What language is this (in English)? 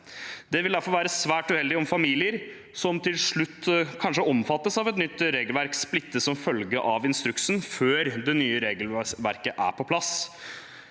Norwegian